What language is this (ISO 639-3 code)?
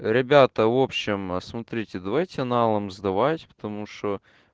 rus